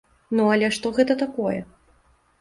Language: Belarusian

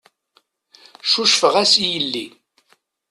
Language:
Kabyle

